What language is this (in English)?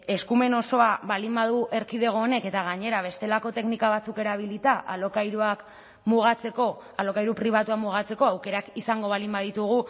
Basque